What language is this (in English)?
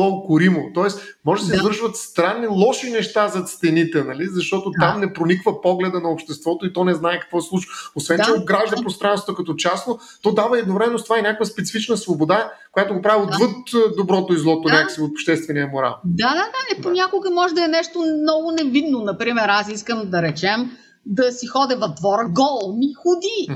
Bulgarian